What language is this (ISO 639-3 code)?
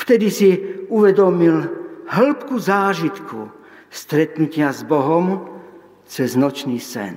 slk